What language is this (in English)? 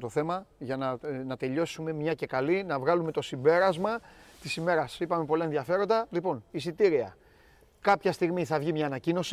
Greek